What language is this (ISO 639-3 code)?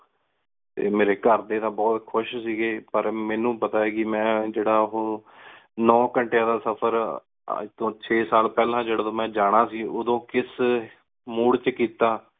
pan